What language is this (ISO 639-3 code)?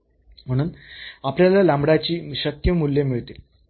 mar